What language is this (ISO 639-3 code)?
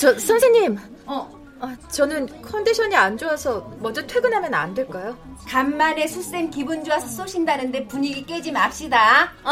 kor